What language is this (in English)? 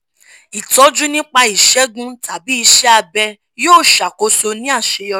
Yoruba